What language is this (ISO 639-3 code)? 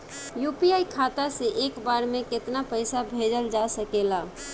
bho